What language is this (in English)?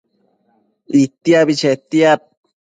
Matsés